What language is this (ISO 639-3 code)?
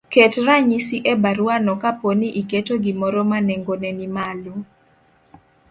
luo